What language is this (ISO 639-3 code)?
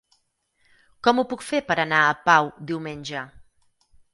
cat